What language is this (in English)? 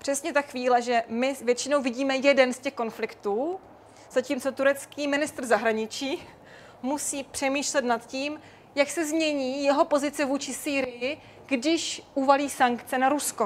Czech